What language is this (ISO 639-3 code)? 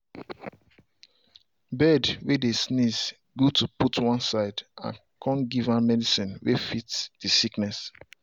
pcm